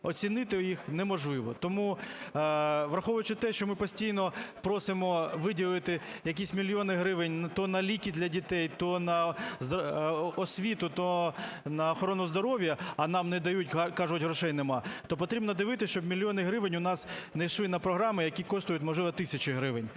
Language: Ukrainian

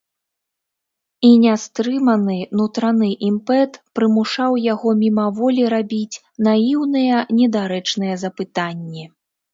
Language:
Belarusian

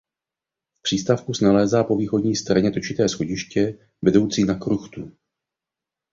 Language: Czech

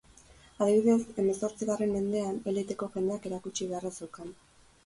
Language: Basque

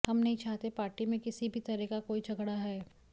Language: Hindi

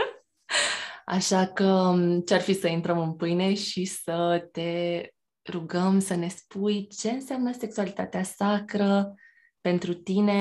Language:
Romanian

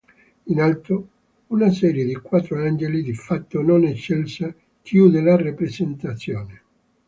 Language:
Italian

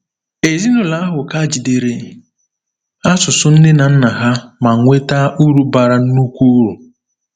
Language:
Igbo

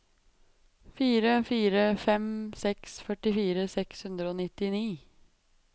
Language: Norwegian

